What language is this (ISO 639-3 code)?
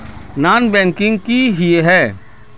mag